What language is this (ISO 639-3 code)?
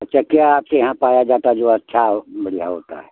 hin